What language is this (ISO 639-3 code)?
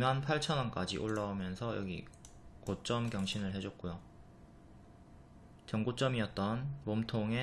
kor